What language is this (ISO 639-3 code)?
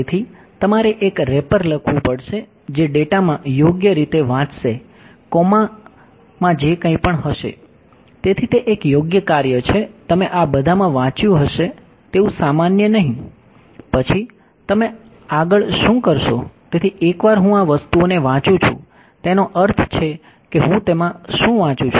guj